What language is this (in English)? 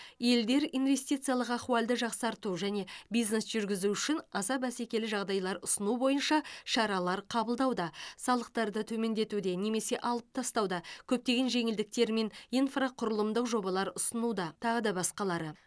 Kazakh